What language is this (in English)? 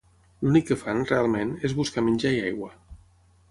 Catalan